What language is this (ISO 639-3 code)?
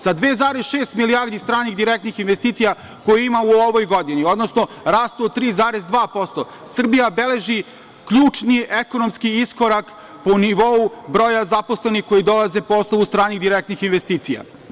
srp